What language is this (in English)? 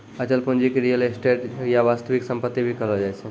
Maithili